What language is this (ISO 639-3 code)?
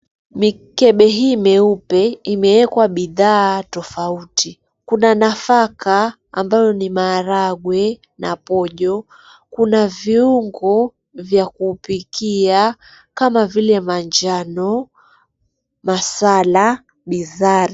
swa